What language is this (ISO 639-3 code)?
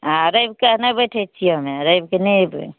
mai